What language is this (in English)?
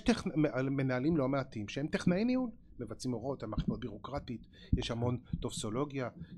Hebrew